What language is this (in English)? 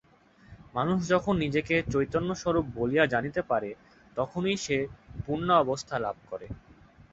Bangla